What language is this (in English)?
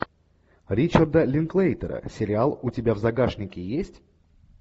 Russian